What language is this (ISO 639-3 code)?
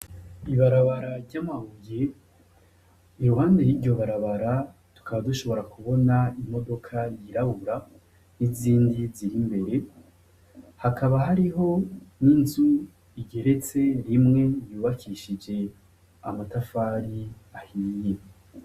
run